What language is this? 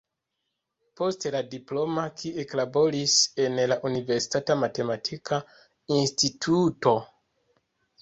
Esperanto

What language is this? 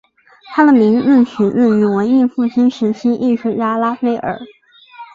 Chinese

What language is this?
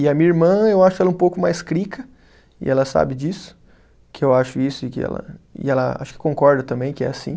Portuguese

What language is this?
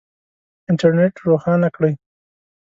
Pashto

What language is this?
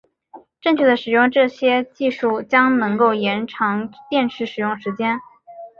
Chinese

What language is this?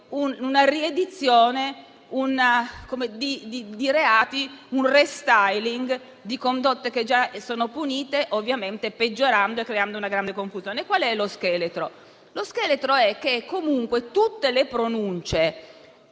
Italian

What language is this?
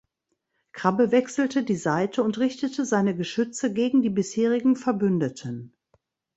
German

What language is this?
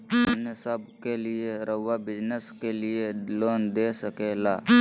Magahi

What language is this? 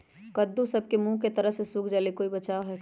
Magahi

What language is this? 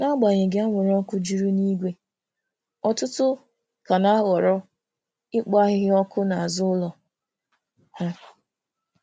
Igbo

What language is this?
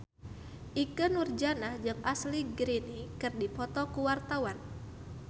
Sundanese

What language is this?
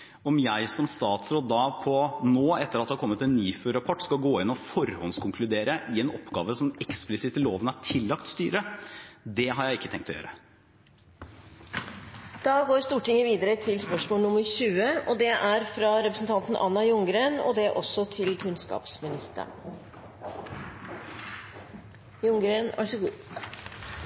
Norwegian Bokmål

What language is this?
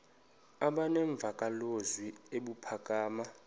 Xhosa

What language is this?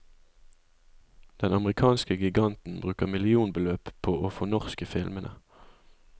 Norwegian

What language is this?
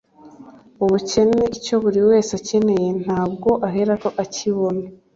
Kinyarwanda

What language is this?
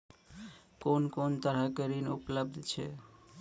Maithili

